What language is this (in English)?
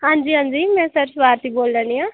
Dogri